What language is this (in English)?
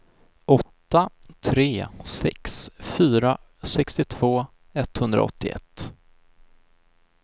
Swedish